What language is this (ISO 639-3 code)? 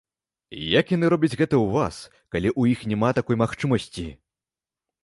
bel